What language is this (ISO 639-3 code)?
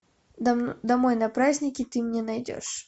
rus